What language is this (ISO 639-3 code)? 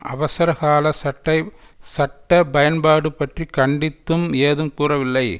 tam